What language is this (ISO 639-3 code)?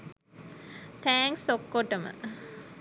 sin